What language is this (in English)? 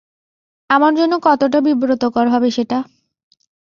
Bangla